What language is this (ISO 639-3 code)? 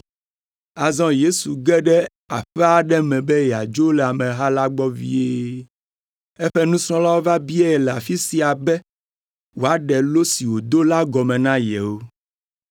ewe